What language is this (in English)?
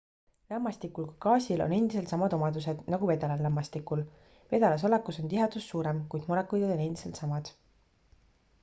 Estonian